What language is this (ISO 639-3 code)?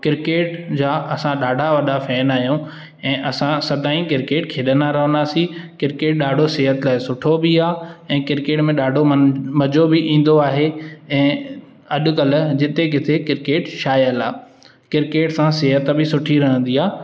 snd